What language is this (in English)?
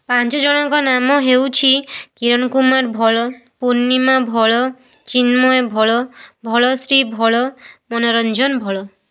Odia